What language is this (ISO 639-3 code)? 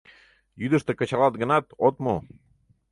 chm